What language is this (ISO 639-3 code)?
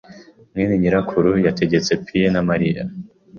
kin